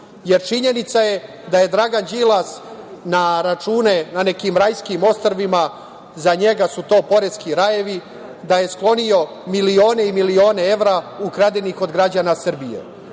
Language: Serbian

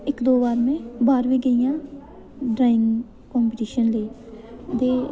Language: Dogri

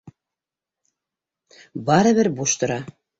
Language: Bashkir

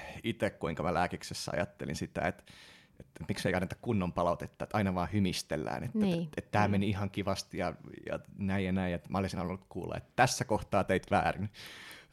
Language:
Finnish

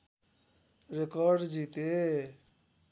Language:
Nepali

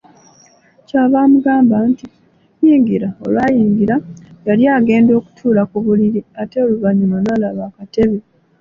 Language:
Ganda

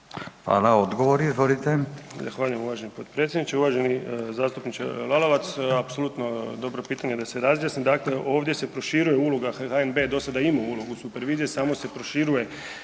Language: Croatian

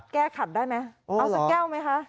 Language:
Thai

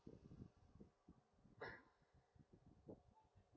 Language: English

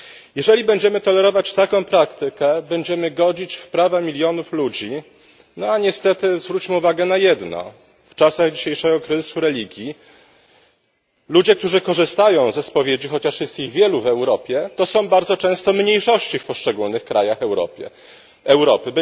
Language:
Polish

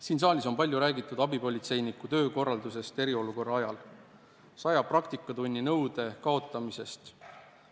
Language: Estonian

